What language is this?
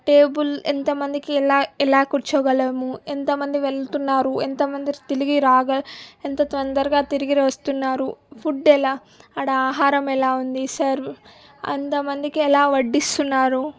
Telugu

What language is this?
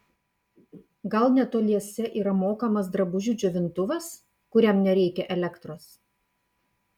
Lithuanian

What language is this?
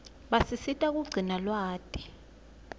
Swati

